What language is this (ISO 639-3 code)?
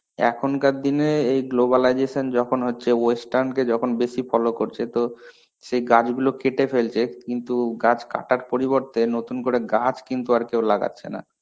ben